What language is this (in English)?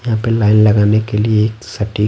Hindi